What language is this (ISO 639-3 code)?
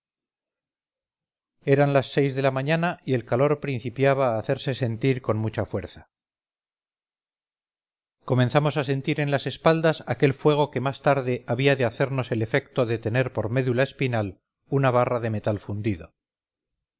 spa